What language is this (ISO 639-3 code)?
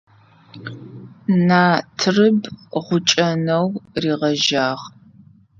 ady